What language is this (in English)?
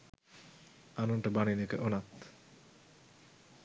Sinhala